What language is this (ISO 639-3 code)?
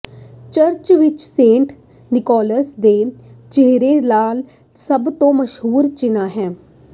pan